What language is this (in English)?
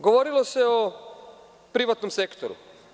Serbian